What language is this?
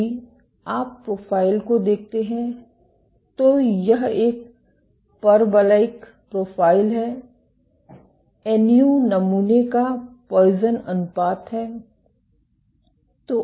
Hindi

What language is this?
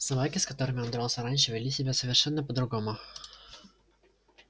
Russian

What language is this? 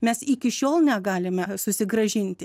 Lithuanian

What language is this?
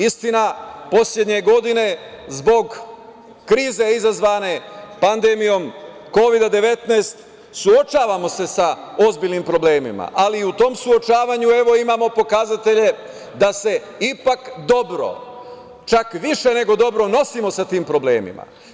Serbian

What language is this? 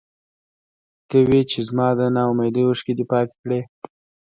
Pashto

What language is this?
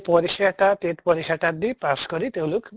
Assamese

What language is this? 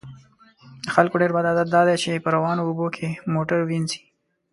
Pashto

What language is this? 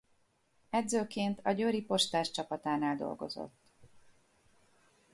Hungarian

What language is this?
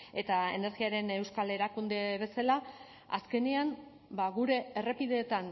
Basque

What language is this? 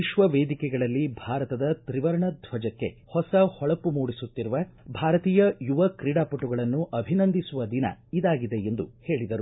Kannada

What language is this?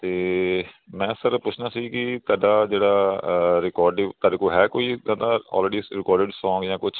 Punjabi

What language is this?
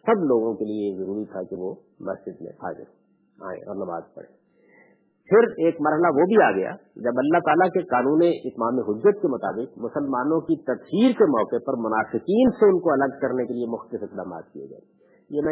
Urdu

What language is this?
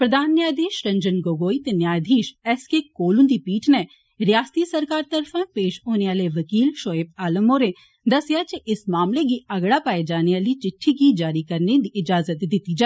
Dogri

